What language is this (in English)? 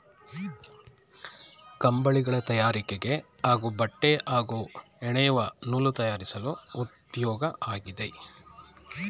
Kannada